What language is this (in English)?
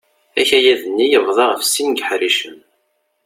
Kabyle